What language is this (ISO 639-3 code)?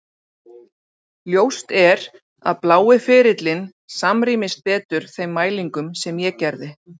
isl